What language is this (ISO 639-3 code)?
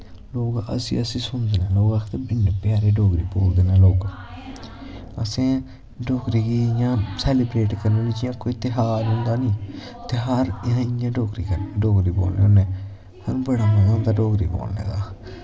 doi